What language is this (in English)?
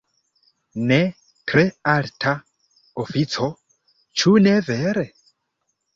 Esperanto